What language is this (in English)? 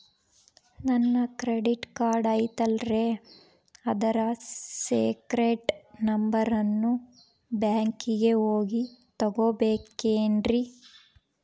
Kannada